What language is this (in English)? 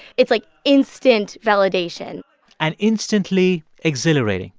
English